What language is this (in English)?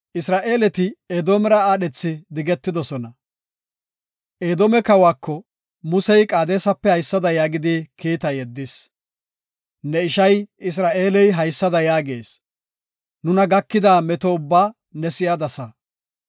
Gofa